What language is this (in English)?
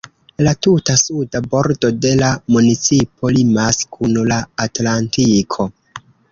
Esperanto